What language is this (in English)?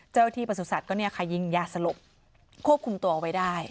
Thai